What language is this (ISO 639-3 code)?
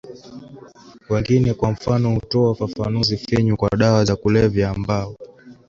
swa